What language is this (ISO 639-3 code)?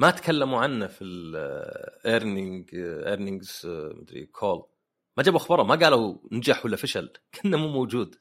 ara